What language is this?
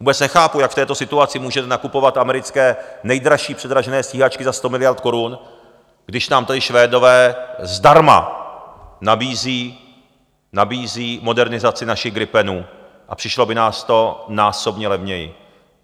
Czech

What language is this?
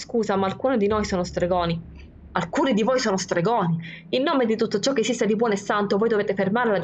Italian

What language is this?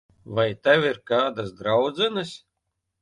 Latvian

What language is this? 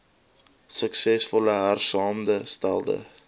Afrikaans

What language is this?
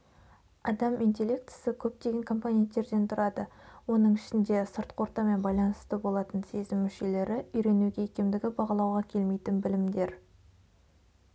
Kazakh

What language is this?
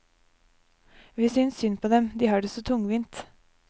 Norwegian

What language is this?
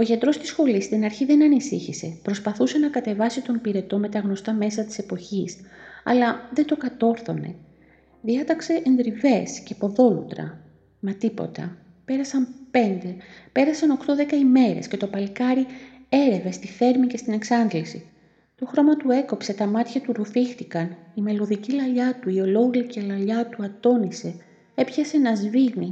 Greek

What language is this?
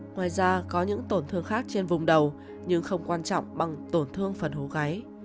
Vietnamese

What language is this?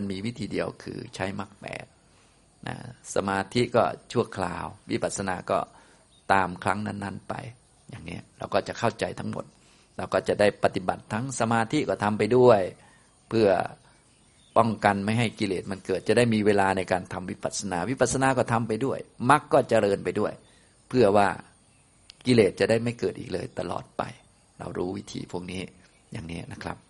Thai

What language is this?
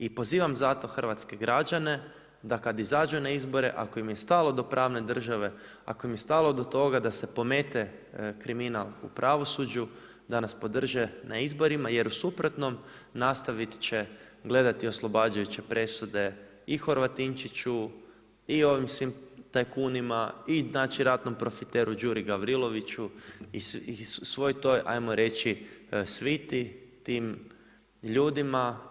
Croatian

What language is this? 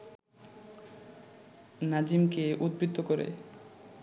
Bangla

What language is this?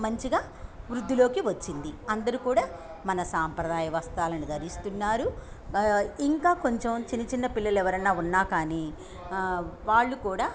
Telugu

